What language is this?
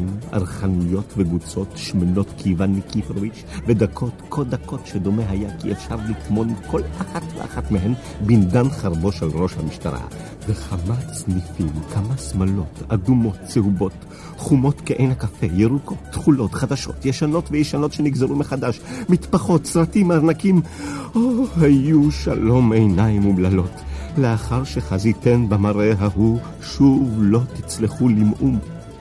Hebrew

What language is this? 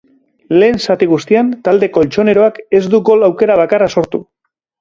Basque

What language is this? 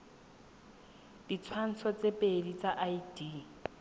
Tswana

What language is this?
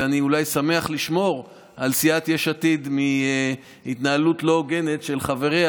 Hebrew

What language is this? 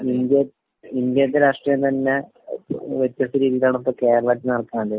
Malayalam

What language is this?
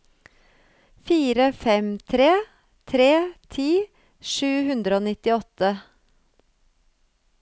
Norwegian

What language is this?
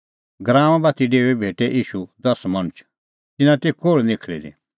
Kullu Pahari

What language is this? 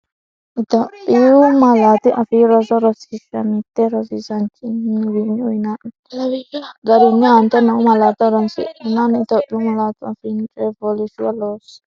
Sidamo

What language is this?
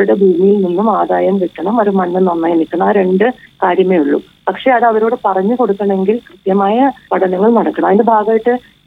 Malayalam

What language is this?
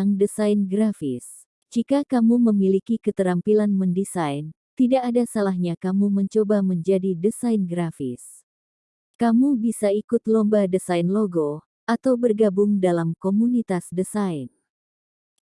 Indonesian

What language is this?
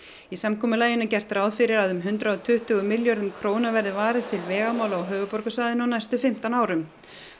Icelandic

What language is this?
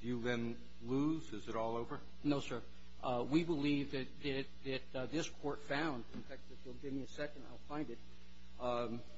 English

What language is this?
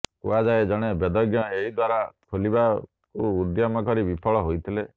Odia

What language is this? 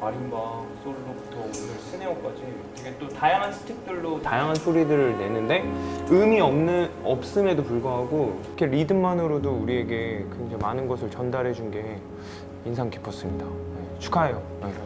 Korean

